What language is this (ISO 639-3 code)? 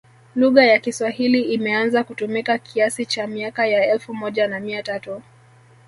swa